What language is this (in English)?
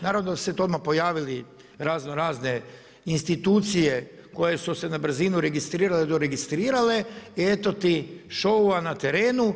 Croatian